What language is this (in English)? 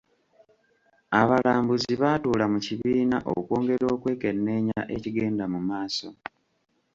Ganda